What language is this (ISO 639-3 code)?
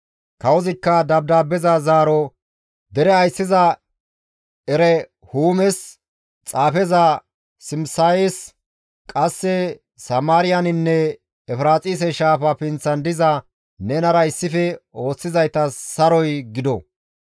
gmv